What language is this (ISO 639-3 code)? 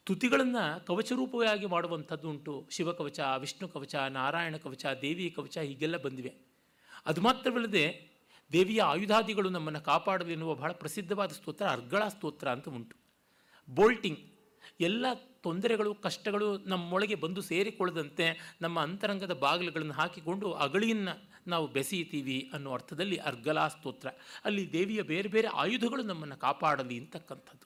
kan